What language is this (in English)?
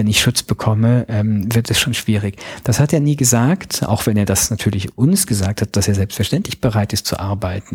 German